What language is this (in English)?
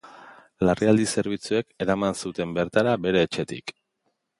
Basque